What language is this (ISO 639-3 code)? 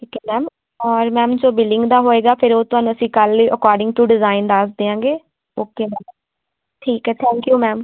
pan